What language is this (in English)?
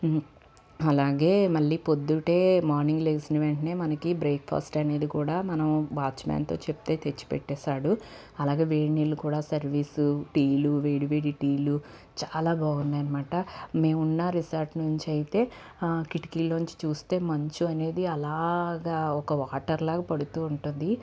Telugu